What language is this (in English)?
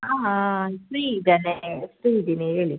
Kannada